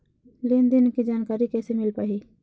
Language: Chhattisgarhi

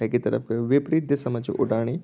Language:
Garhwali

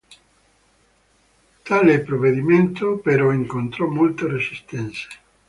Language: Italian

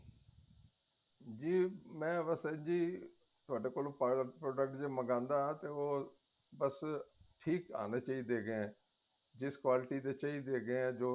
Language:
Punjabi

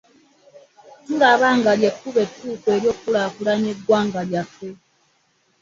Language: Ganda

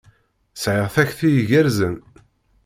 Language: Kabyle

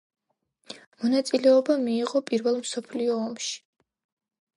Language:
Georgian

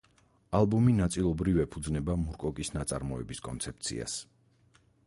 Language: Georgian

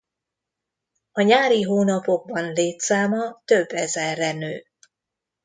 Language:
Hungarian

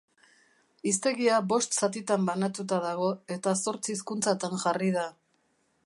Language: Basque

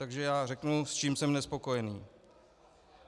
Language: Czech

